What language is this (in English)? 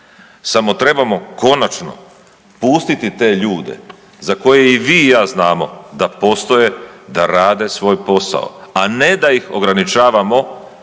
Croatian